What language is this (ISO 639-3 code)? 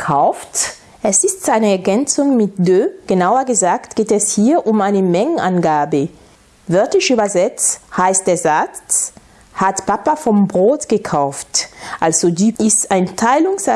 deu